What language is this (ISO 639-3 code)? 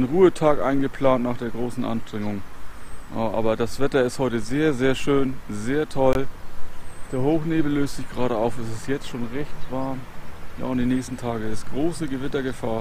deu